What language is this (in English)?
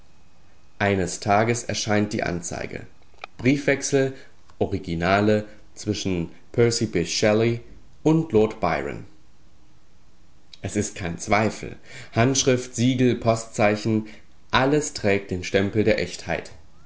German